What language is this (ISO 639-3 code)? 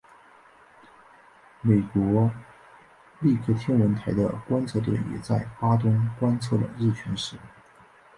zho